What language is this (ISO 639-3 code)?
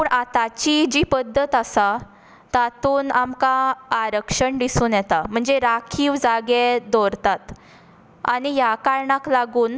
kok